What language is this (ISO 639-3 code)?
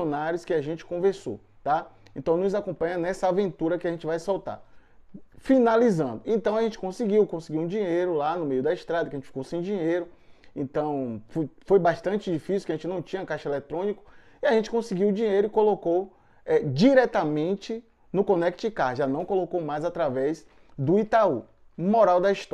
por